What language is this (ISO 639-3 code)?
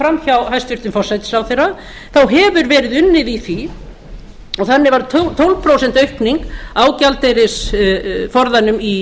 isl